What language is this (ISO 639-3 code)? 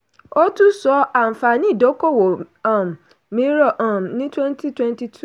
yor